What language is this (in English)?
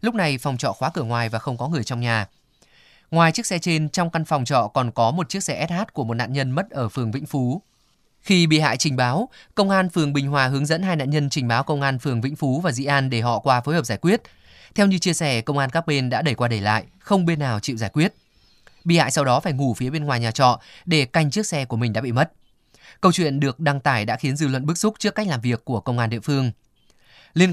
Vietnamese